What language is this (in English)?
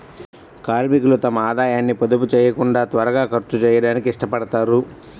Telugu